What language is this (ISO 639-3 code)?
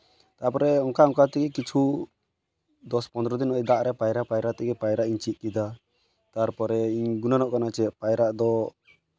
sat